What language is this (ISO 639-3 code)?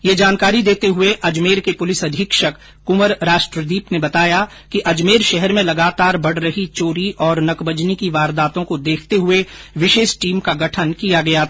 hin